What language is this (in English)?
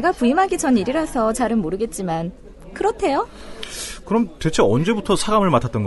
Korean